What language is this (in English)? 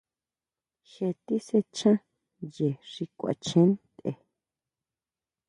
Huautla Mazatec